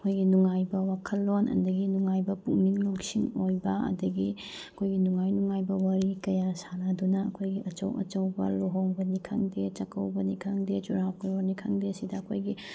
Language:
Manipuri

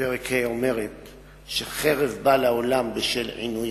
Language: Hebrew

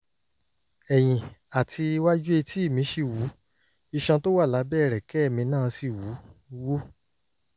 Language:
Yoruba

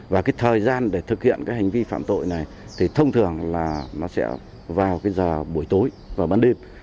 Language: Vietnamese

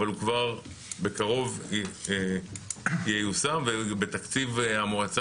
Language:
Hebrew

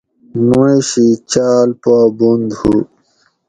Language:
Gawri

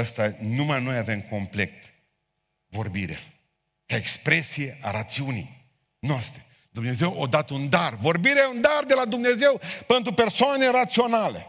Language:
Romanian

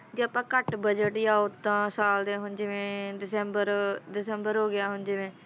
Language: Punjabi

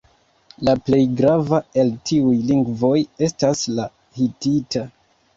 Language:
Esperanto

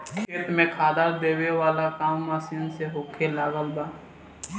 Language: Bhojpuri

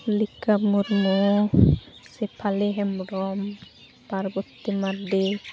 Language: Santali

